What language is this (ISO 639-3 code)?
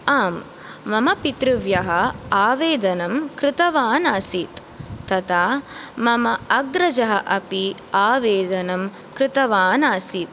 san